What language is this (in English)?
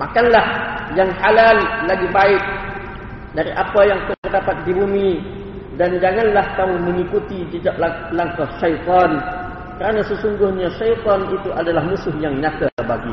Malay